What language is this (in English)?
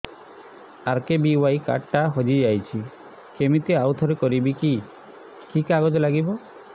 Odia